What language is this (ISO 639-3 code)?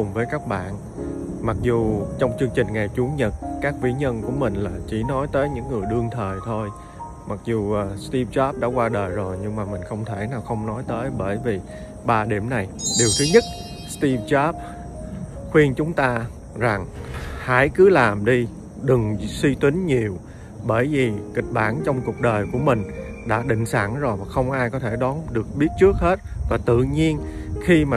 vie